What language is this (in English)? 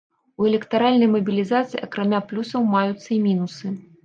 Belarusian